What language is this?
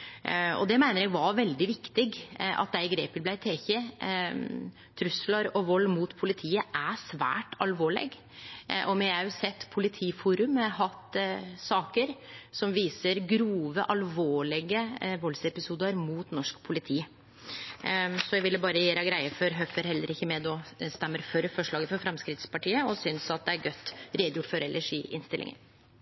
Norwegian Nynorsk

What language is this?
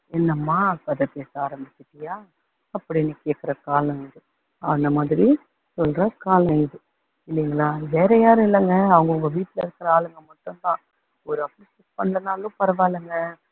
Tamil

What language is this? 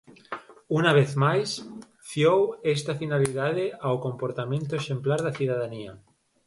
Galician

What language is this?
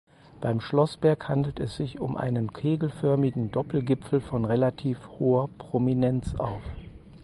German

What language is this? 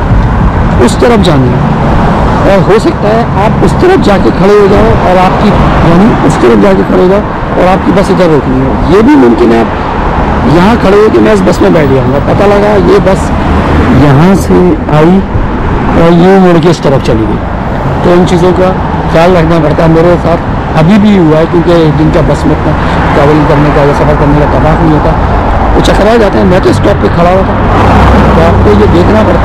Hindi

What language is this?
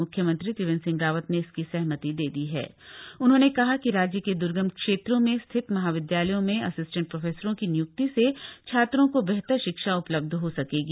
Hindi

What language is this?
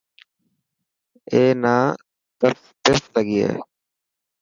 Dhatki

